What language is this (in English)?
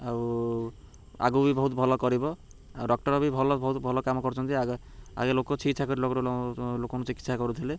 Odia